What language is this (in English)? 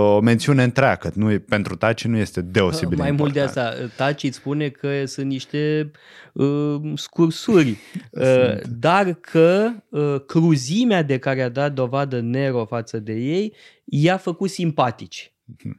Romanian